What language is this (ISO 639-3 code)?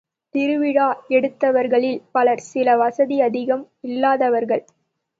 tam